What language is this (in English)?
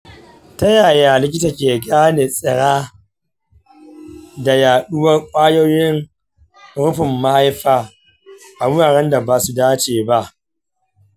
Hausa